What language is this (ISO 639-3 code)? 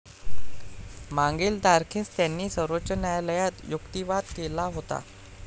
mar